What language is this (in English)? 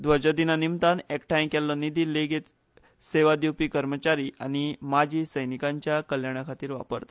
Konkani